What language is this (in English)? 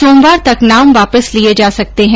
Hindi